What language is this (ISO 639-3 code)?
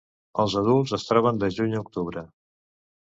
cat